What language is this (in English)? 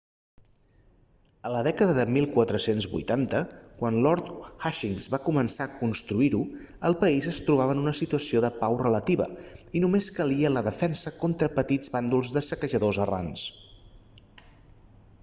Catalan